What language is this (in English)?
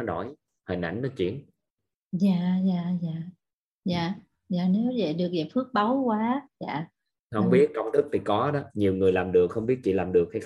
Vietnamese